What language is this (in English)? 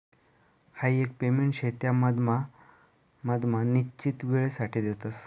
Marathi